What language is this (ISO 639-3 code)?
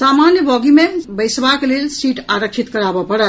mai